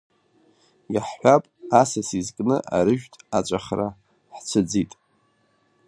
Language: Abkhazian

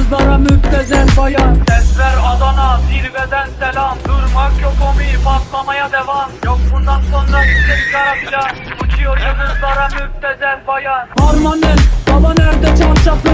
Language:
Turkish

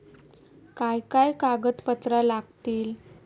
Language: Marathi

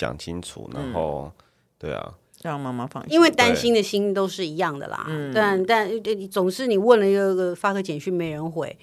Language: Chinese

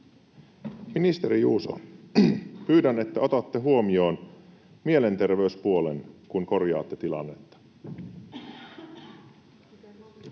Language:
Finnish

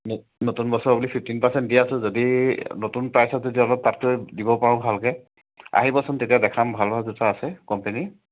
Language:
Assamese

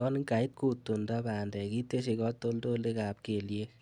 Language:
Kalenjin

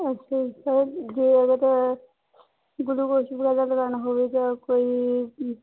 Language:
Punjabi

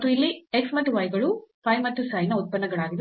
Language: Kannada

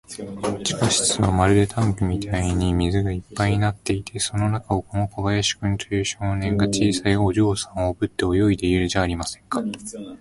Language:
Japanese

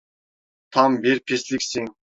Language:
Turkish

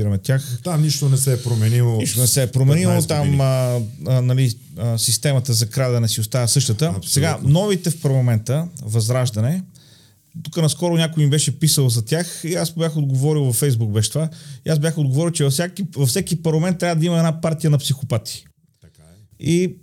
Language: Bulgarian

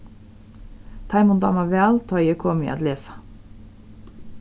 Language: Faroese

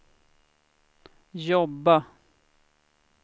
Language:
Swedish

